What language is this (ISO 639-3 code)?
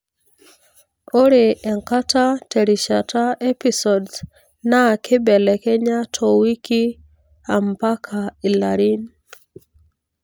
mas